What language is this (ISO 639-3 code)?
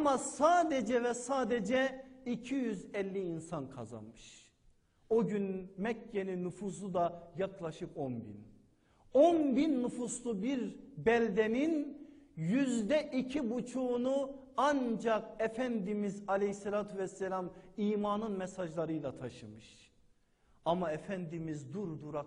tur